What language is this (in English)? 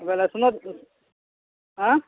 Odia